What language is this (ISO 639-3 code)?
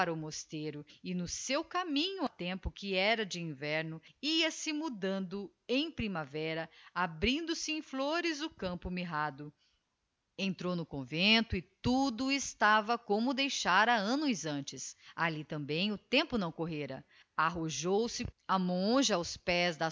por